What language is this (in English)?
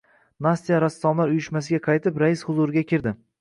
Uzbek